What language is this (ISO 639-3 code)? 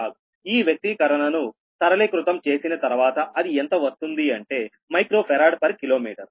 tel